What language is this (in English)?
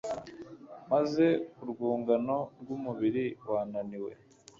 Kinyarwanda